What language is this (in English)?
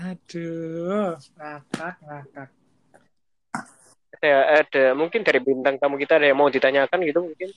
Indonesian